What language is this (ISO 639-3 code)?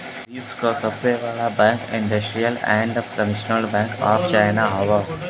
bho